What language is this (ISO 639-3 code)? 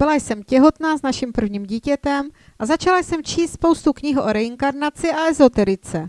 ces